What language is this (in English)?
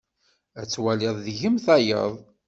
Kabyle